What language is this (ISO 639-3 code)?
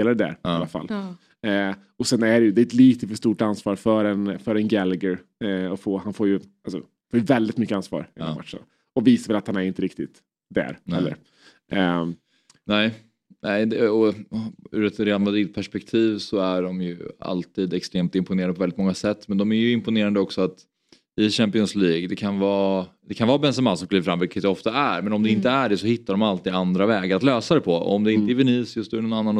swe